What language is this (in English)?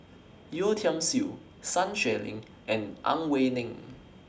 English